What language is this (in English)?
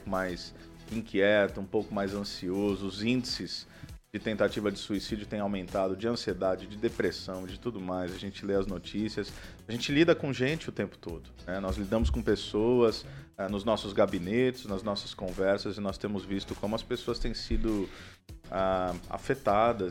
Portuguese